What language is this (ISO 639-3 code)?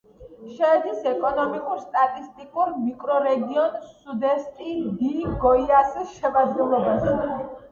kat